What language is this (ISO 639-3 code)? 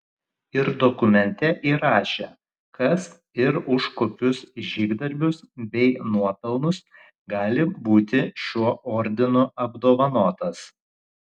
lit